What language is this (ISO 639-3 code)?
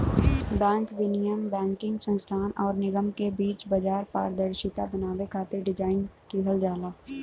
bho